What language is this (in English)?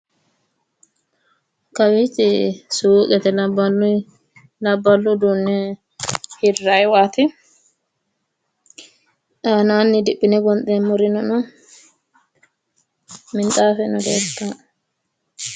Sidamo